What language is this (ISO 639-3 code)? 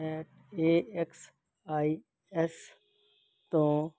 pan